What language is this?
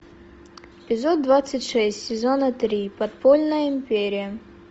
Russian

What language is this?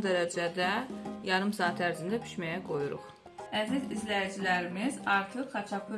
Turkish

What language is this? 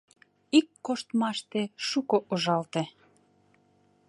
Mari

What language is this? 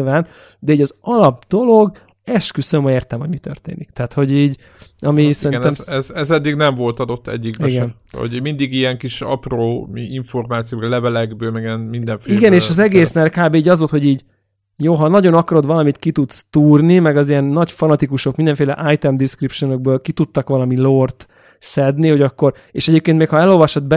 Hungarian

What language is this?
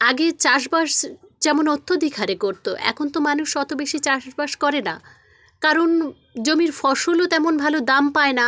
Bangla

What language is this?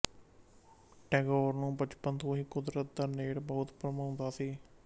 Punjabi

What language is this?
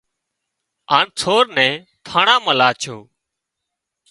Wadiyara Koli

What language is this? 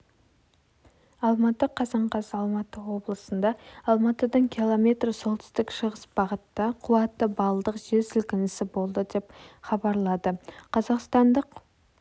Kazakh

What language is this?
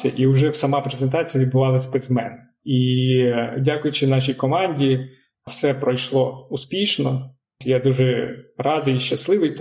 Ukrainian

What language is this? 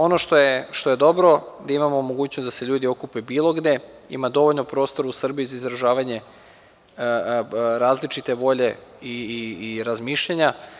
Serbian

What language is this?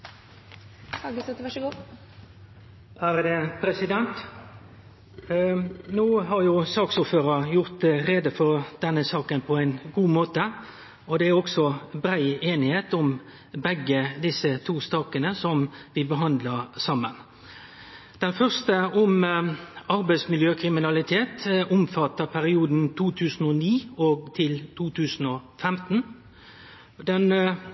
Norwegian Nynorsk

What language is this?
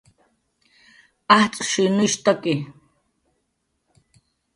Jaqaru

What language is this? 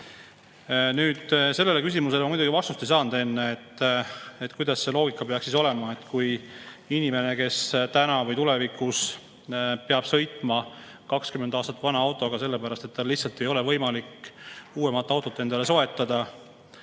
Estonian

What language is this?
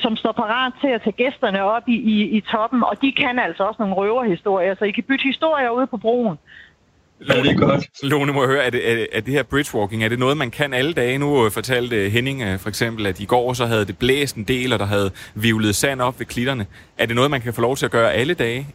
Danish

